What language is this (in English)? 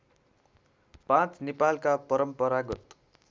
Nepali